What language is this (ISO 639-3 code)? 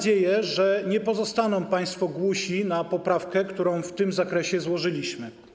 pol